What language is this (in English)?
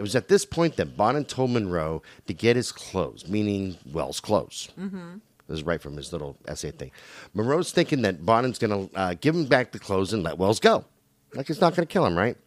English